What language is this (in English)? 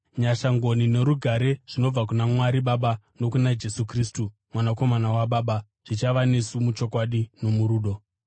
Shona